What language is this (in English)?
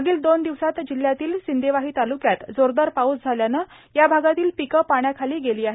Marathi